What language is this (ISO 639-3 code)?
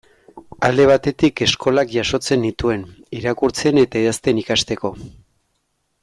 eus